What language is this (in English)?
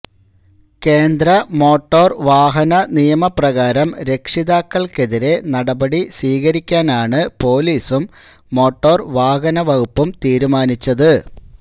Malayalam